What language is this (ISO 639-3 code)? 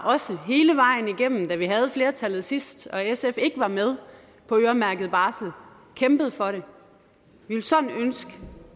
dan